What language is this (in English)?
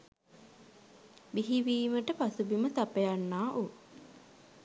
Sinhala